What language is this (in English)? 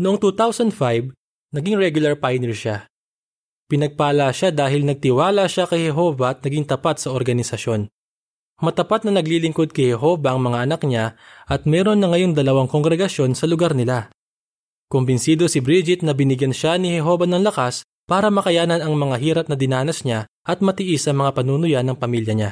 Filipino